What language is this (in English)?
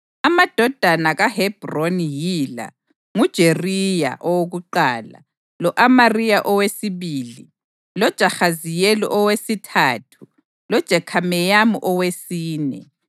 North Ndebele